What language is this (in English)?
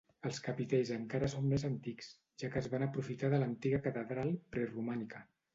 Catalan